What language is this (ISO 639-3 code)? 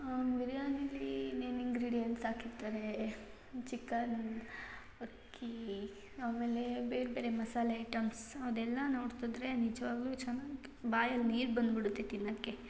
kan